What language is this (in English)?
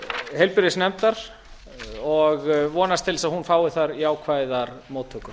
Icelandic